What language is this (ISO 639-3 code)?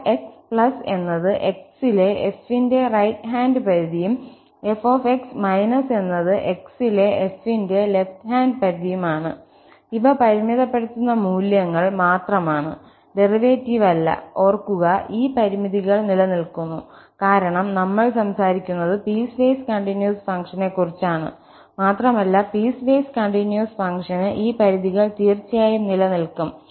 mal